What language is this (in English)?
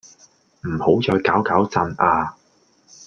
Cantonese